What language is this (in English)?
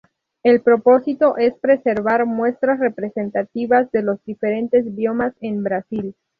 Spanish